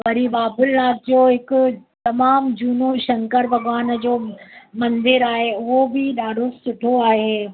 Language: Sindhi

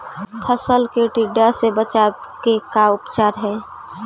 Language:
Magahi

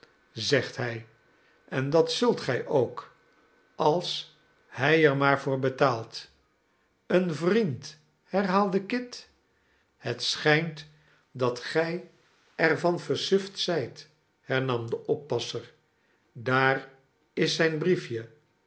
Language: Dutch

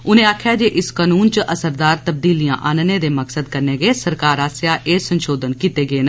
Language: Dogri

